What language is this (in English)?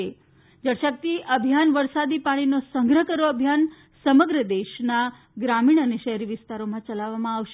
Gujarati